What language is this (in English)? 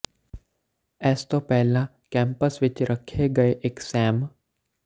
Punjabi